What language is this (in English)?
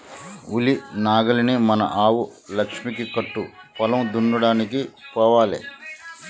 Telugu